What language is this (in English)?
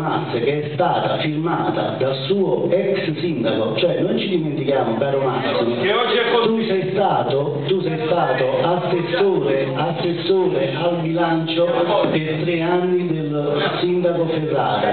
Italian